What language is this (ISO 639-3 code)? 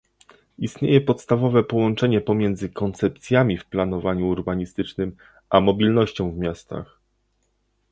pol